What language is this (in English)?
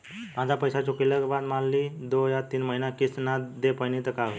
Bhojpuri